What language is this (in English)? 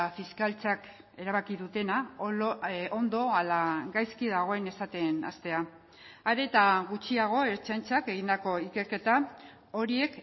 Basque